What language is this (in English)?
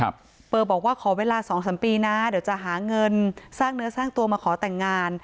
Thai